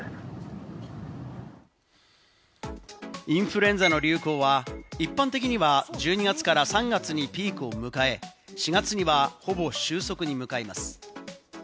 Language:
Japanese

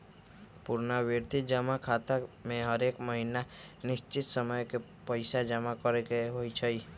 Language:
Magahi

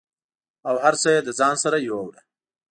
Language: Pashto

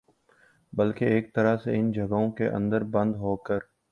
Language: Urdu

